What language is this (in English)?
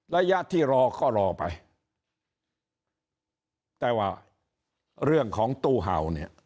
Thai